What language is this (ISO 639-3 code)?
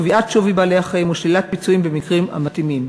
heb